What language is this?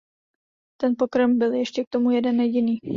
Czech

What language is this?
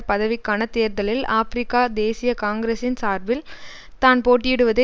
Tamil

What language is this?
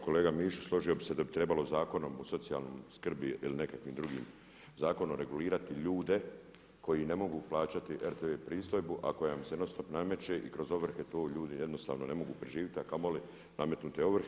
Croatian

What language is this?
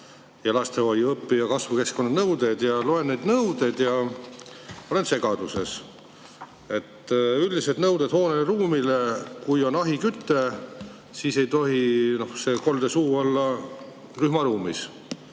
Estonian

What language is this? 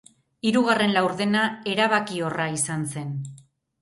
Basque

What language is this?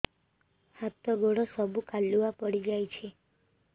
Odia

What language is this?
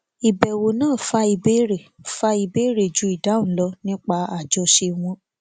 Yoruba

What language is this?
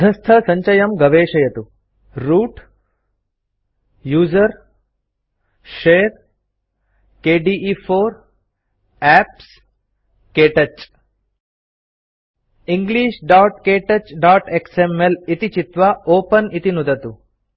Sanskrit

